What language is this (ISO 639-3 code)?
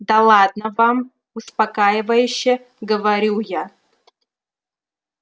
rus